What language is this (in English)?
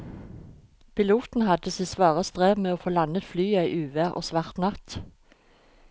Norwegian